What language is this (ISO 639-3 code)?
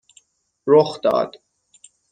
fas